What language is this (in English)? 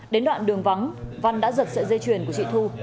Vietnamese